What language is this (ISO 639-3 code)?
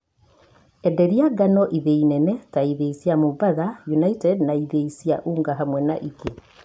kik